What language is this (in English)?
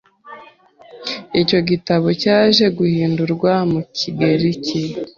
Kinyarwanda